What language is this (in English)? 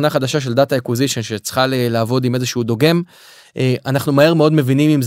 Hebrew